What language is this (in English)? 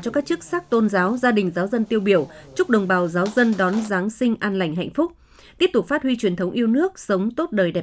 Vietnamese